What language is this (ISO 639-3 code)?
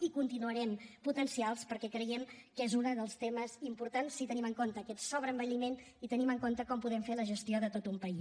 cat